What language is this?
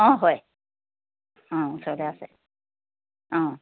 Assamese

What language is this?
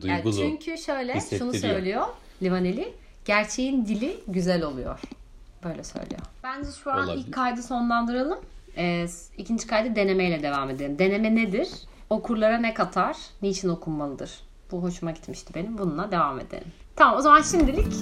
Turkish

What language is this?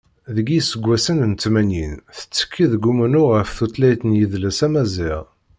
Kabyle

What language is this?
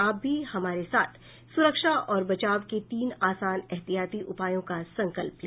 Hindi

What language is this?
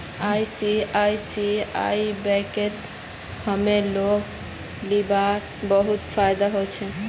Magahi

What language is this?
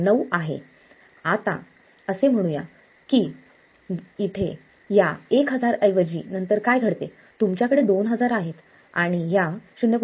Marathi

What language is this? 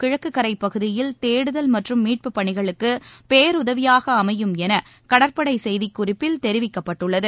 Tamil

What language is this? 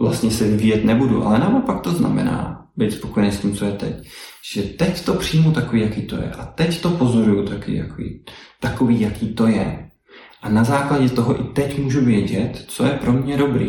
Czech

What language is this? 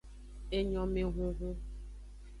Aja (Benin)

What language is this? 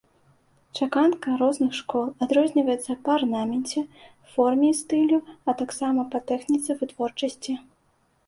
Belarusian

